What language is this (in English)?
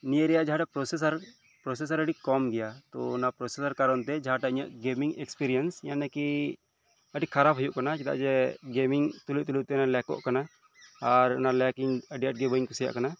Santali